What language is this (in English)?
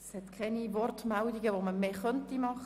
Swiss German